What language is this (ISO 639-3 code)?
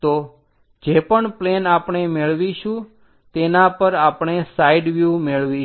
guj